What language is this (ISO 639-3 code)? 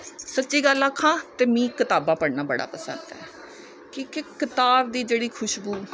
doi